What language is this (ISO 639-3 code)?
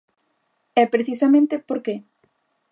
glg